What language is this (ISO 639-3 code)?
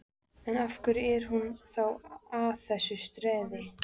isl